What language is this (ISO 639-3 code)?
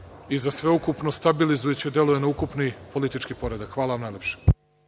srp